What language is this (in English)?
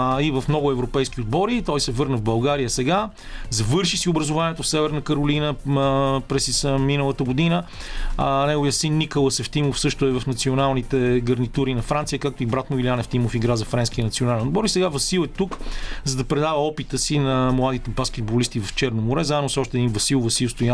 Bulgarian